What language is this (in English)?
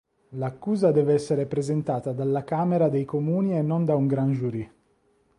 Italian